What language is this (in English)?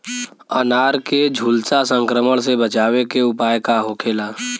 Bhojpuri